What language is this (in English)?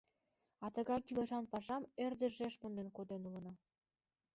Mari